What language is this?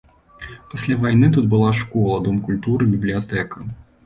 Belarusian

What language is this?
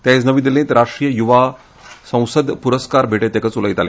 Konkani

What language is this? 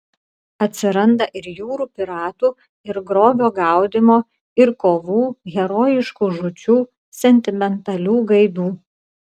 Lithuanian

